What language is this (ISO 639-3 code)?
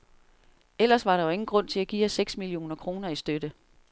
dan